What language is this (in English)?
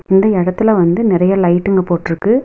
Tamil